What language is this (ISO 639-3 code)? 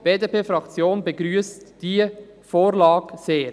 gsw